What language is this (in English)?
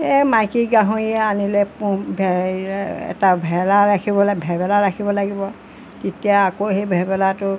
Assamese